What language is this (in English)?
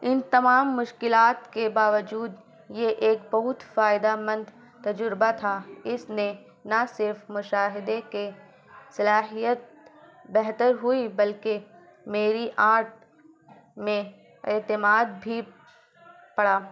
Urdu